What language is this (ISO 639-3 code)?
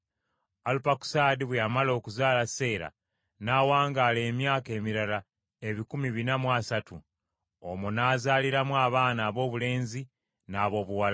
lug